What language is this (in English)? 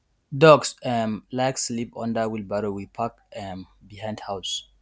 Nigerian Pidgin